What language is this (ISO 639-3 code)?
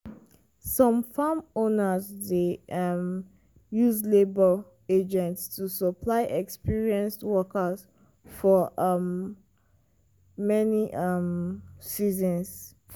pcm